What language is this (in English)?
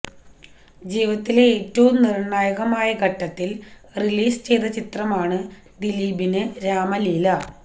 Malayalam